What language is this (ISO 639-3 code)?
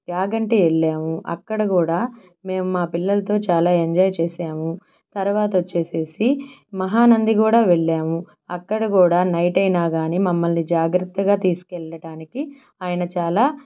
tel